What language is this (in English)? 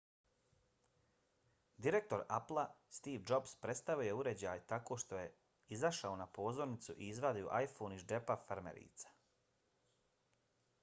Bosnian